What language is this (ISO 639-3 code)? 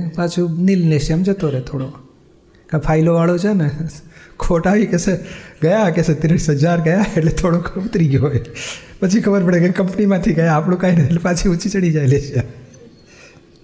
guj